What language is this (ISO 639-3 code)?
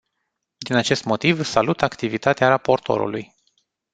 ron